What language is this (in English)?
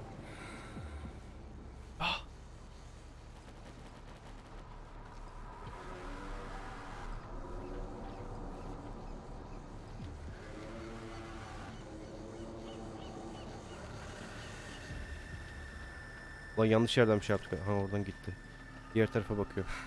Turkish